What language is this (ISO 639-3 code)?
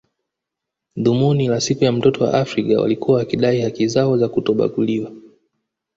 swa